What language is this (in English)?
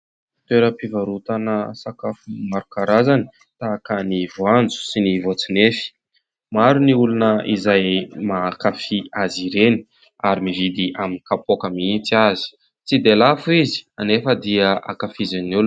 Malagasy